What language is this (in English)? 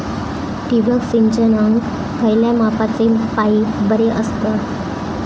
Marathi